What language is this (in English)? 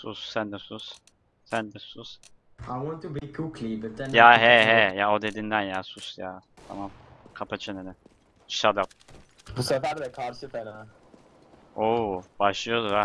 Turkish